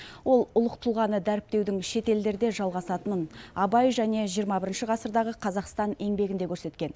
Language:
Kazakh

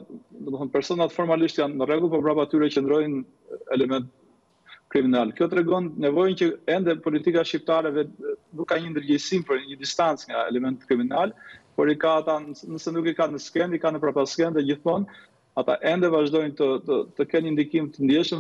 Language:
Romanian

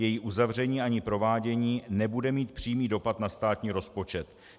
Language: Czech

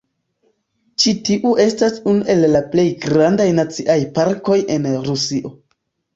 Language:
Esperanto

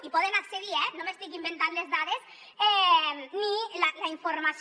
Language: Catalan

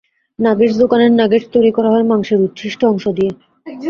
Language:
Bangla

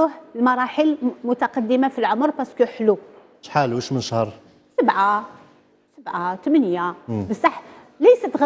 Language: Arabic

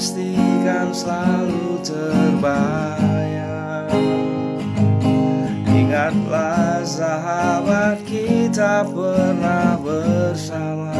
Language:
Indonesian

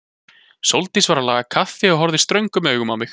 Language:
Icelandic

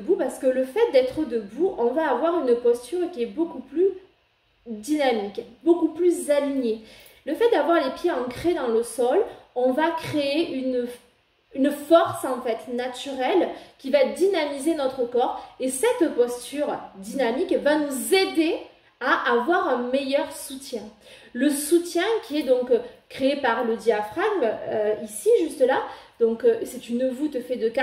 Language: French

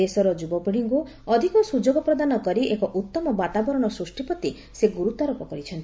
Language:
Odia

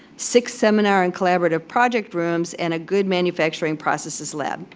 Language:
English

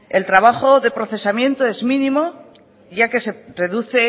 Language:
Spanish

